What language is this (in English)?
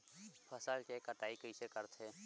Chhattisgarhi